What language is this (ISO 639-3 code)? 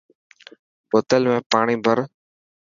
mki